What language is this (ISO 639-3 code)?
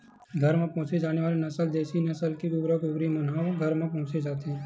hne